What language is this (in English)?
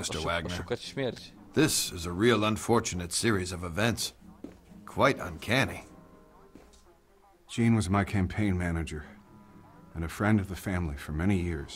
Polish